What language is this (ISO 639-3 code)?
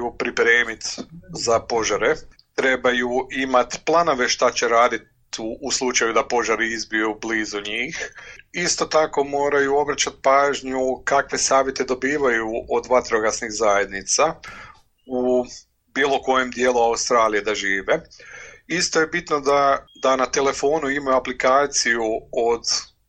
hrv